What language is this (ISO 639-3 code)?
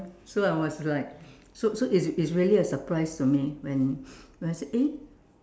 eng